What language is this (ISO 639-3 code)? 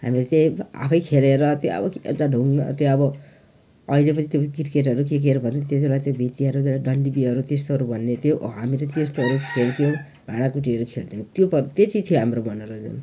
nep